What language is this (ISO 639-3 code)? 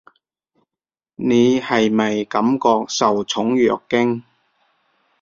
yue